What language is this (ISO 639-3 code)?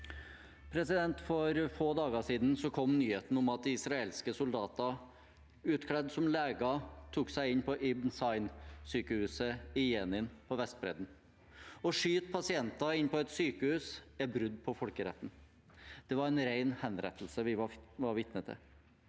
nor